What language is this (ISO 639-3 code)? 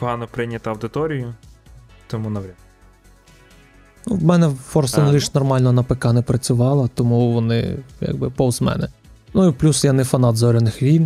ukr